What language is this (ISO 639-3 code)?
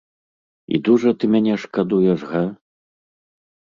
bel